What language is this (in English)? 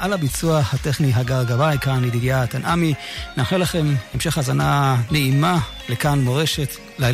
Hebrew